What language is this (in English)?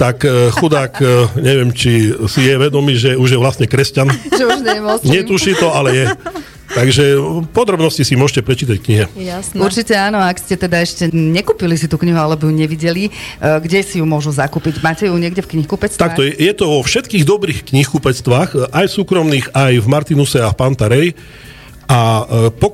Slovak